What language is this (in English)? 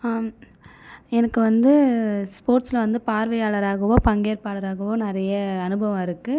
Tamil